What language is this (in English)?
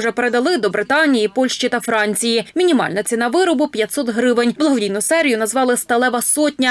Ukrainian